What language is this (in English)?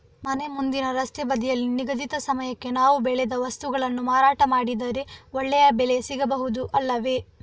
Kannada